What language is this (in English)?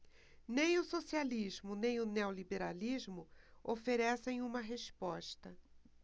Portuguese